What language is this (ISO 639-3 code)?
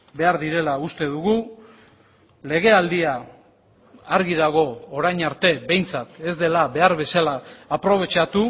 eus